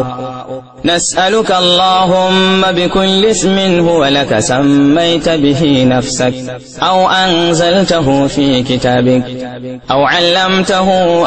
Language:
Arabic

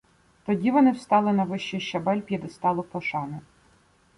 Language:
Ukrainian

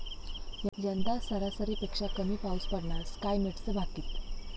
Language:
Marathi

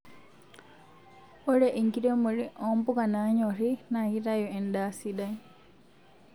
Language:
Masai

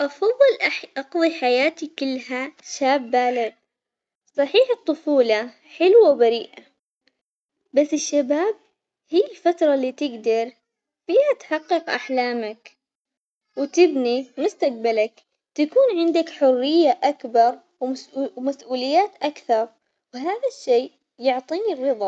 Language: Omani Arabic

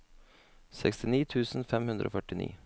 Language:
Norwegian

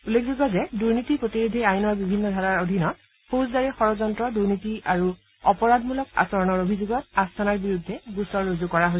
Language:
Assamese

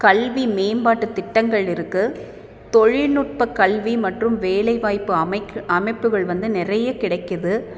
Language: Tamil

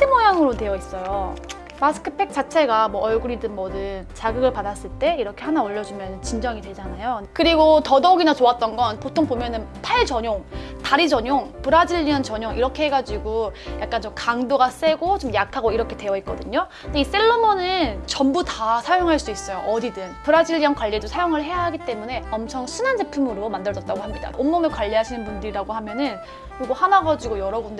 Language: Korean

